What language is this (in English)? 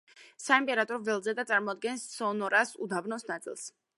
Georgian